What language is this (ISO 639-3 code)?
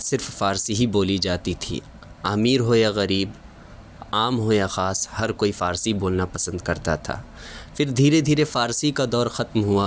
urd